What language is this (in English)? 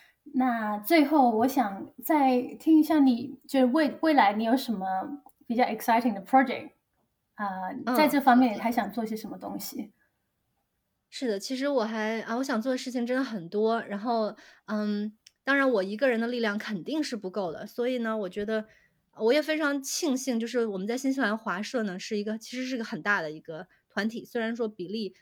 Chinese